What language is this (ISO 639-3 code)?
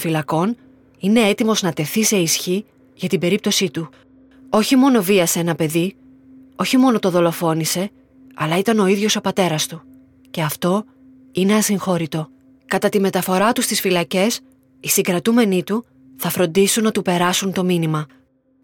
ell